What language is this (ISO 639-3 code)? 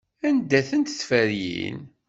kab